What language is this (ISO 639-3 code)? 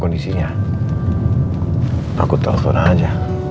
ind